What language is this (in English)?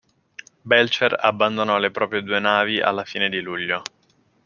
Italian